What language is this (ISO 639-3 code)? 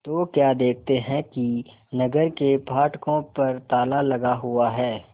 hin